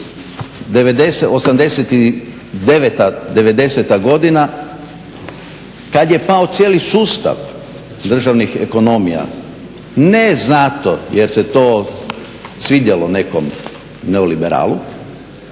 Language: Croatian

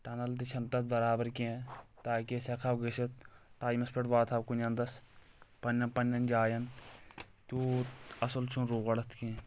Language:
Kashmiri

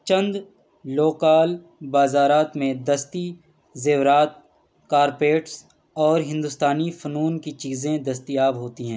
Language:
Urdu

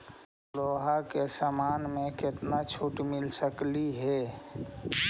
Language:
Magahi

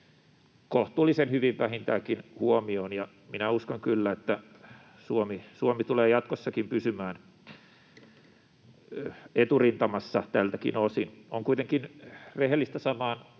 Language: Finnish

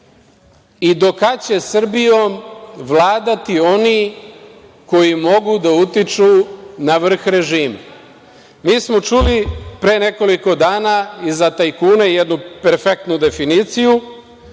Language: Serbian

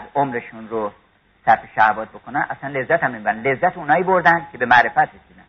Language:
Persian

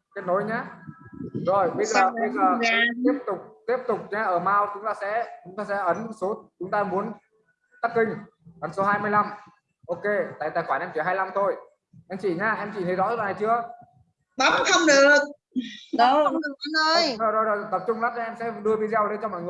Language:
Vietnamese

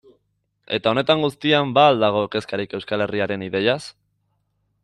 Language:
Basque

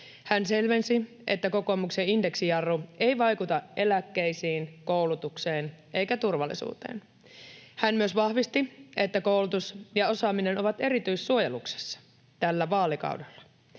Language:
Finnish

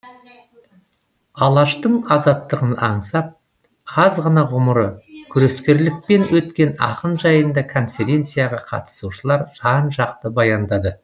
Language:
Kazakh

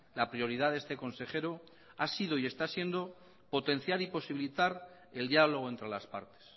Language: Spanish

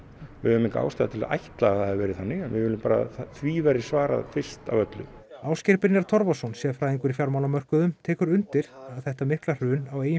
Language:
Icelandic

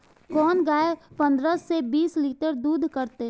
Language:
Maithili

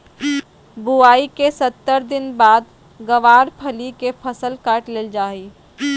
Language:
Magahi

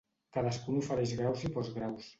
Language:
Catalan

